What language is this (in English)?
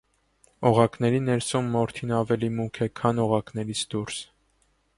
Armenian